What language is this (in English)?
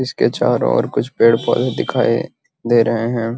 Magahi